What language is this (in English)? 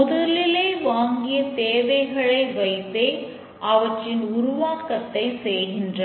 Tamil